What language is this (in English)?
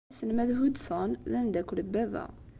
Kabyle